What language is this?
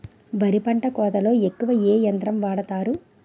Telugu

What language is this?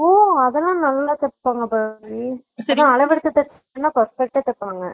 Tamil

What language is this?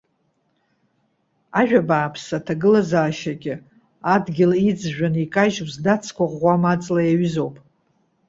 Abkhazian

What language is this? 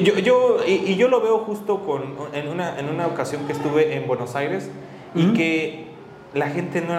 Spanish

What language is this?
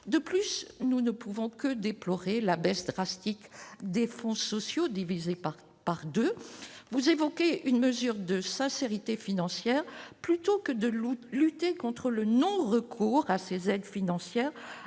French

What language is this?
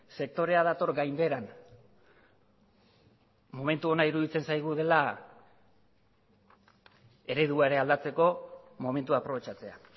Basque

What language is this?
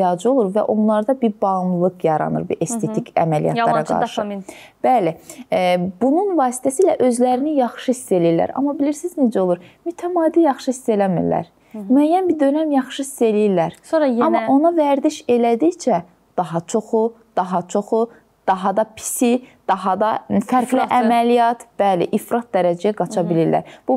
Turkish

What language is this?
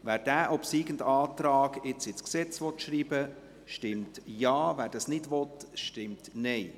Swiss German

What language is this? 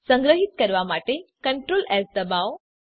Gujarati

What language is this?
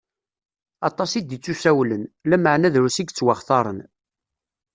Kabyle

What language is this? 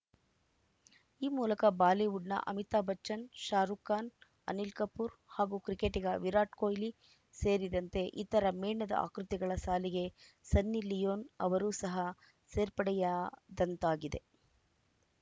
Kannada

